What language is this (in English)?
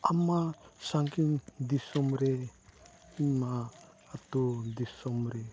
Santali